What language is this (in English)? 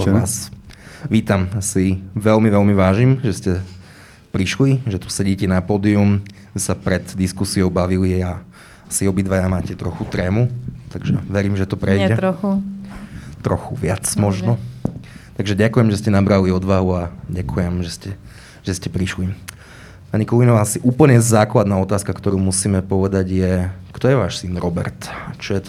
Slovak